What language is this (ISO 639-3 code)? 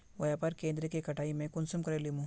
mag